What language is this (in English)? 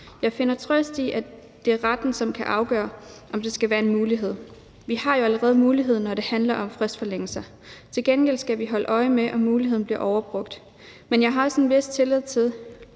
Danish